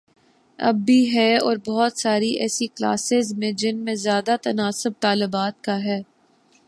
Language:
Urdu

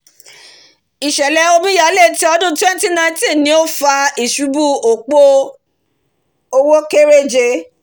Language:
Yoruba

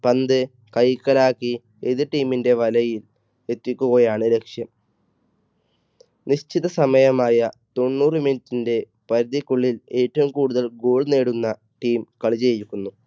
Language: Malayalam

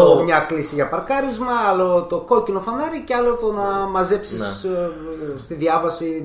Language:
Greek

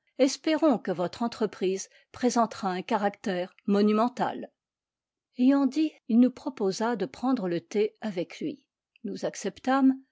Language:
French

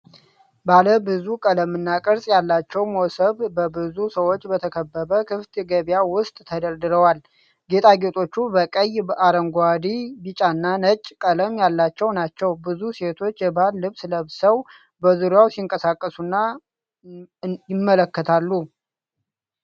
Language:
Amharic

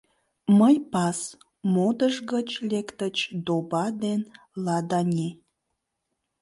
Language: Mari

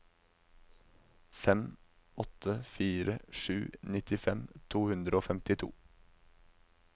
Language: Norwegian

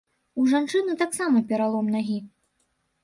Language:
Belarusian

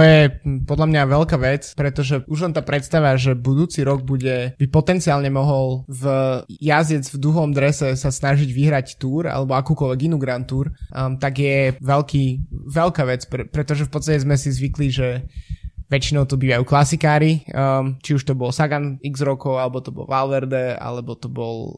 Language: Slovak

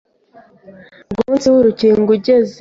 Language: Kinyarwanda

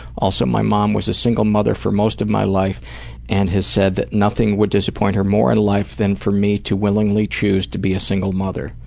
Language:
English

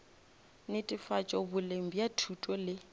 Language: Northern Sotho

